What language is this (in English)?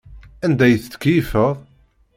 Kabyle